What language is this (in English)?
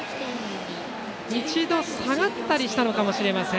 Japanese